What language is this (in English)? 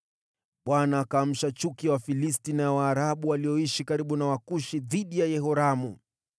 Swahili